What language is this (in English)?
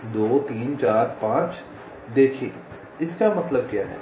Hindi